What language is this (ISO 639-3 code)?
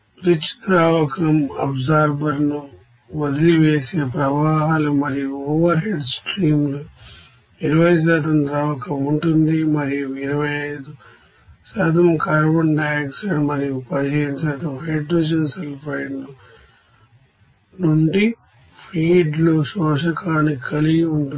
tel